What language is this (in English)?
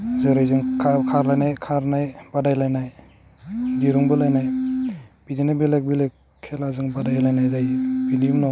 Bodo